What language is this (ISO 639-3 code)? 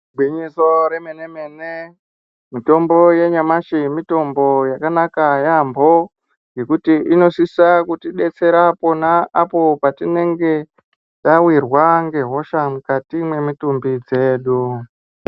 ndc